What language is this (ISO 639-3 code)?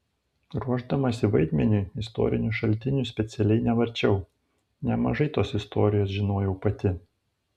lit